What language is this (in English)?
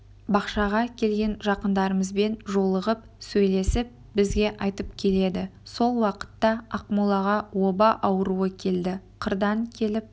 Kazakh